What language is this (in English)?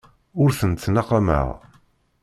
Kabyle